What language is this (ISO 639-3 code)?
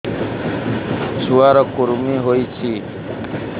ori